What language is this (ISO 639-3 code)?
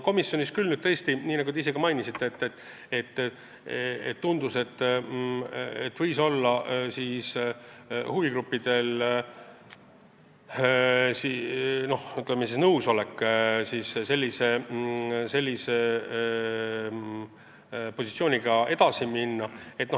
est